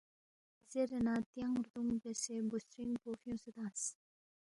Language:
Balti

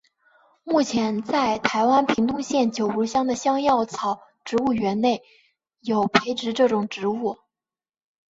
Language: Chinese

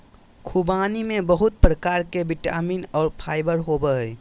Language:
Magahi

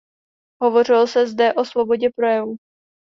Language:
Czech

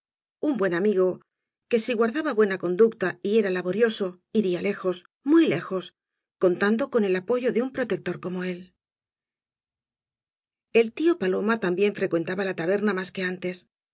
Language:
Spanish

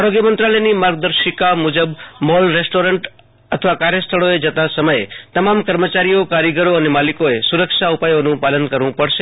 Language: Gujarati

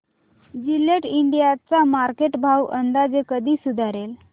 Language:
Marathi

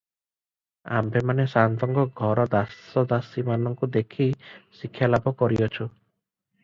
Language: Odia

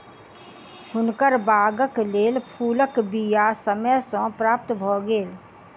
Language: Maithili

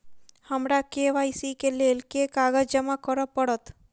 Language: Maithili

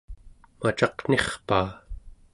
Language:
Central Yupik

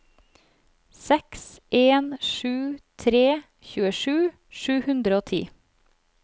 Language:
Norwegian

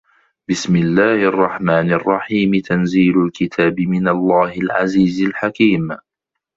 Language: Arabic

